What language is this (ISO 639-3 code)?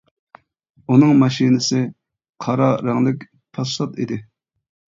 uig